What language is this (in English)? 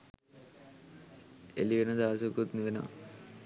Sinhala